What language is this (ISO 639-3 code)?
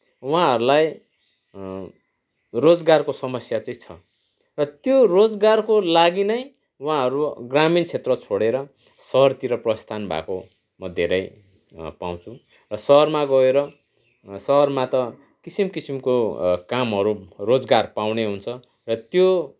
nep